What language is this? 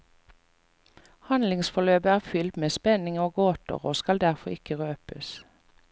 Norwegian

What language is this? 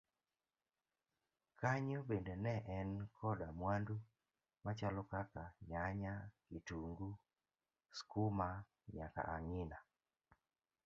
Luo (Kenya and Tanzania)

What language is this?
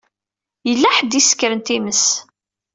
Kabyle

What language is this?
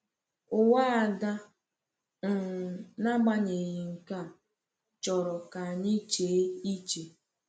Igbo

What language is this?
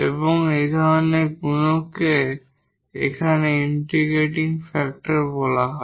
Bangla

